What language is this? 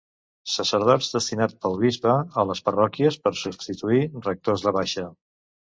Catalan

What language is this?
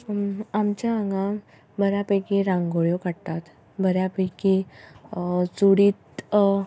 Konkani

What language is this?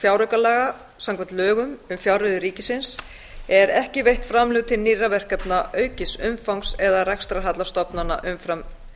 Icelandic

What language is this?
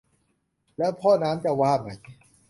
Thai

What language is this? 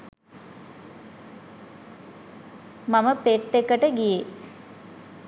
Sinhala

